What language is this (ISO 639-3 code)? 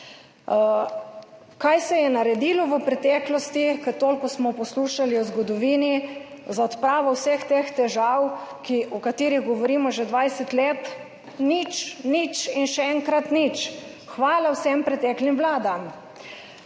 slv